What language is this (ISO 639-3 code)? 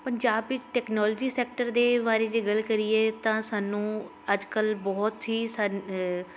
pan